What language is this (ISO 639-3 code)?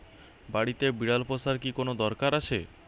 ben